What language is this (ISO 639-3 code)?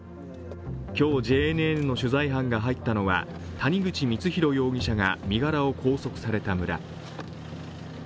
jpn